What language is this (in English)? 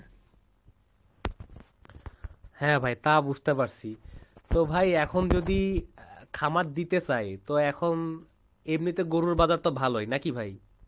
Bangla